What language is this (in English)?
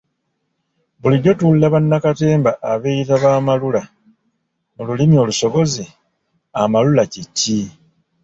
Ganda